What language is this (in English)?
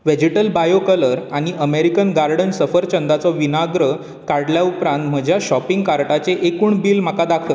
Konkani